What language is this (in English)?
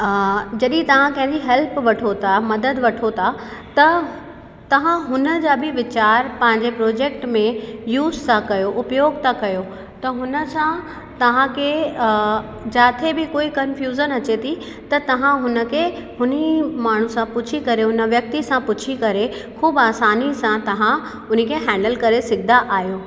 Sindhi